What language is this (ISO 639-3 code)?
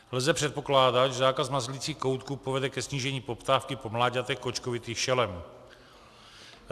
ces